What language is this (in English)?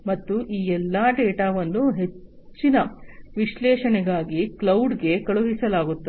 Kannada